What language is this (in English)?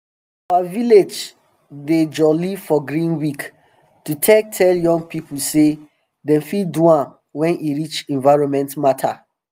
Nigerian Pidgin